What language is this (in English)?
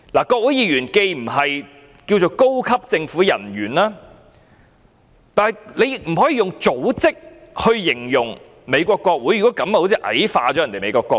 Cantonese